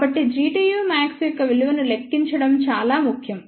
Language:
Telugu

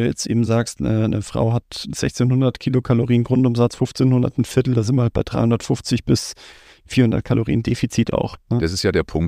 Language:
German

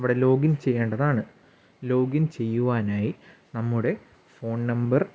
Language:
Malayalam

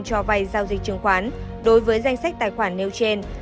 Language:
Vietnamese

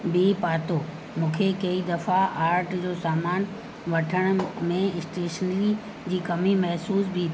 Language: Sindhi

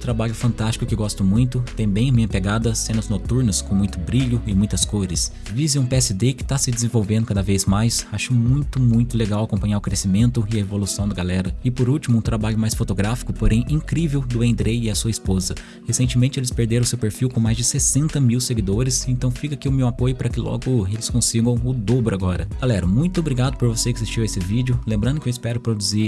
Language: Portuguese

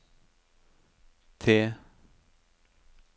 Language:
Norwegian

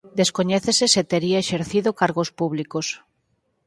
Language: Galician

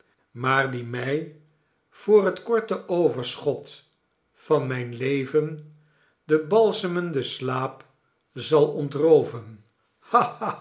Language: Dutch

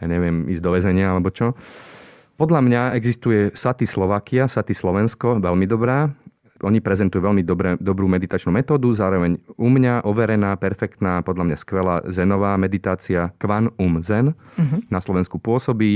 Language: Slovak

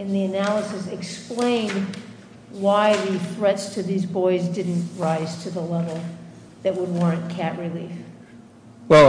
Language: English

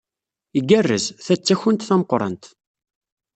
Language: Kabyle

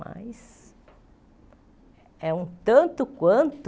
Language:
Portuguese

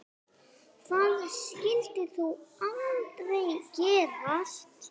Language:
Icelandic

